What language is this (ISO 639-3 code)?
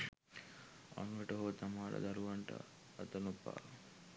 sin